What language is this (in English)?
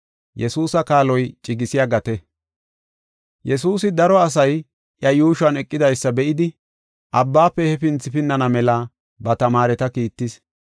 Gofa